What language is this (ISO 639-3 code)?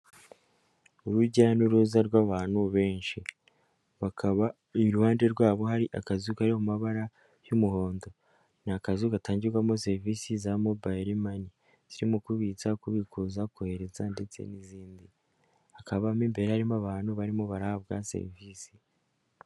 kin